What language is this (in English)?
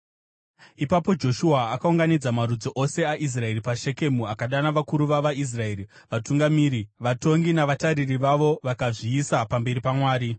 Shona